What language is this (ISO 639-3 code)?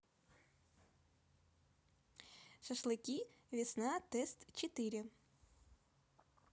rus